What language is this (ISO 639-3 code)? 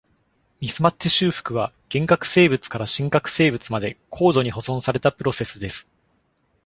jpn